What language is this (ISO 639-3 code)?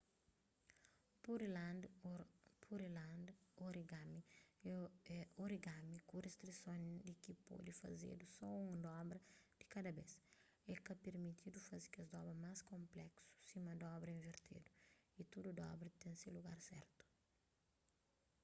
kea